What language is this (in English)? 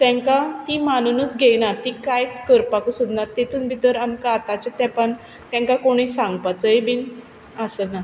Konkani